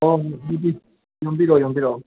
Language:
Manipuri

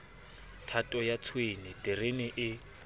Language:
Southern Sotho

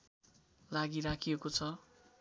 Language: Nepali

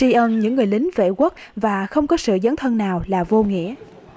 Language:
Vietnamese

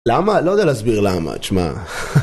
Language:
Hebrew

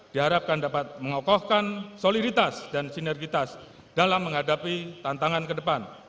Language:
Indonesian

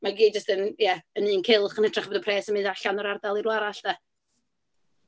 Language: Welsh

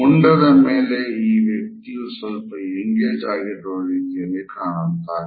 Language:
Kannada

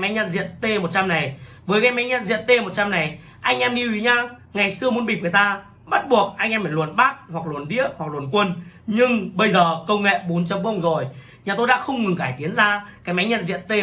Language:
Vietnamese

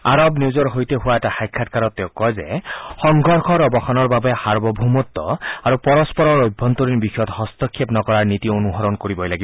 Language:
Assamese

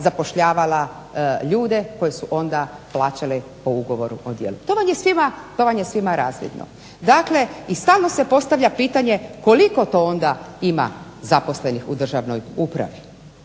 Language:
Croatian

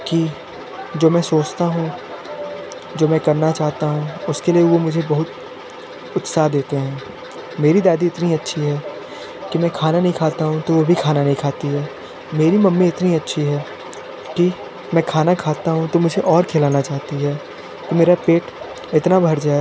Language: Hindi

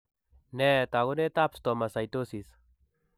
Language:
Kalenjin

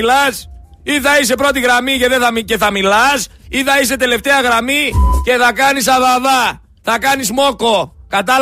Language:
Greek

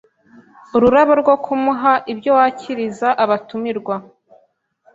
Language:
Kinyarwanda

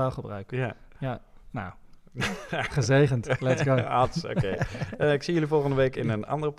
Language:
Dutch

